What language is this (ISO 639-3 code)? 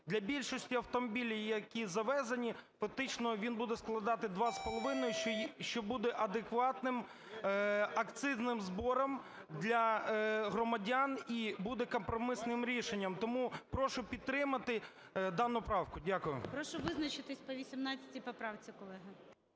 ukr